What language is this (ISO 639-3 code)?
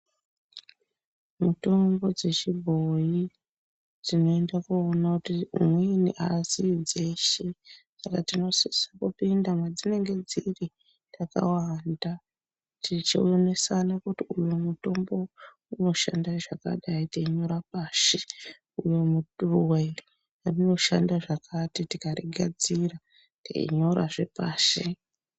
ndc